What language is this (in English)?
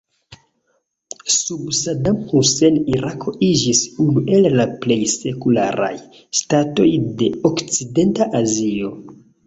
Esperanto